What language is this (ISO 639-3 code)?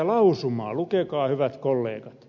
fin